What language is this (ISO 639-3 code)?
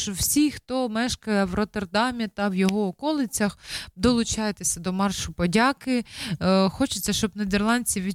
nld